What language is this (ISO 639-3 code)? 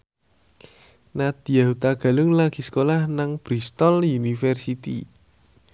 jav